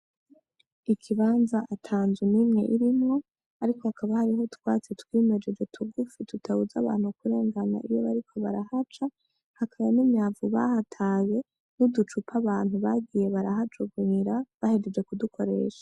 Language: Rundi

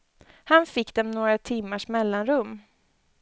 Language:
Swedish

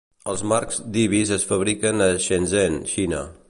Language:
Catalan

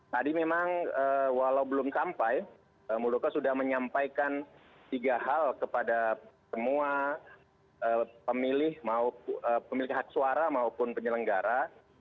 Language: Indonesian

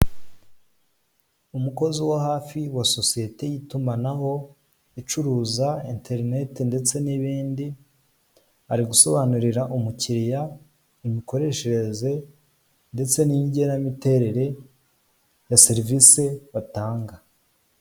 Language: Kinyarwanda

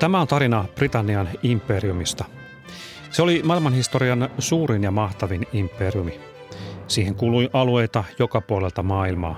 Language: Finnish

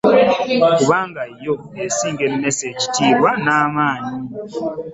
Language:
Ganda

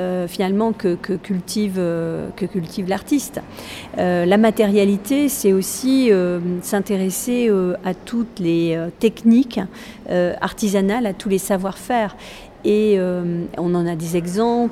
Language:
French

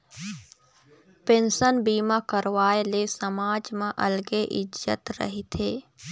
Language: Chhattisgarhi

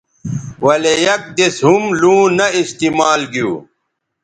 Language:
Bateri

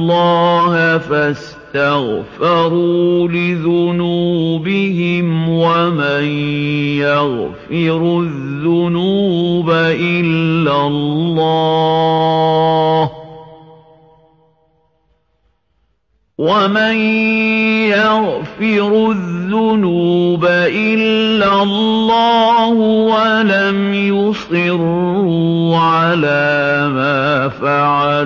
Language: Arabic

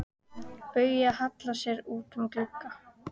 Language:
Icelandic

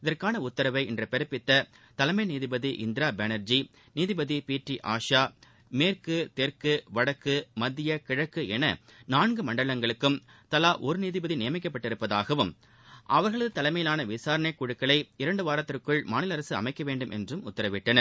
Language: Tamil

